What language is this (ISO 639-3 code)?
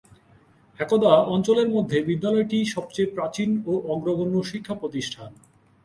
ben